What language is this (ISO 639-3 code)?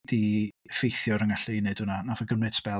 cym